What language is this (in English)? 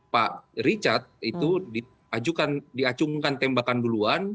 Indonesian